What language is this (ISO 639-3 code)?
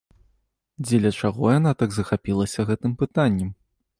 bel